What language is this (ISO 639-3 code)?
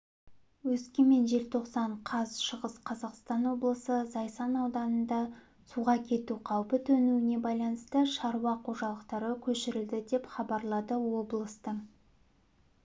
kaz